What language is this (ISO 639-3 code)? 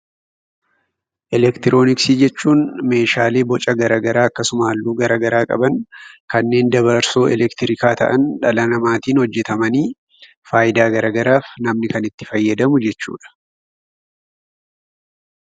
orm